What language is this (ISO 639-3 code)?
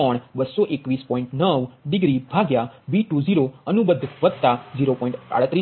guj